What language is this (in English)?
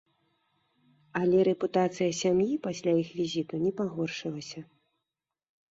Belarusian